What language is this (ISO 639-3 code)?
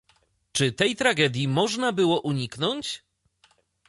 pol